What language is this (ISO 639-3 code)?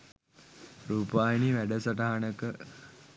sin